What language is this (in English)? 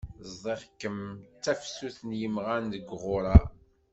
Kabyle